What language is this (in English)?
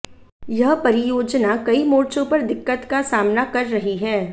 Hindi